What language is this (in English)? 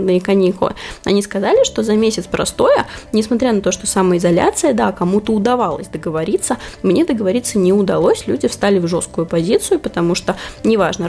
Russian